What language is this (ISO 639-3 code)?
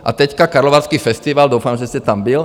ces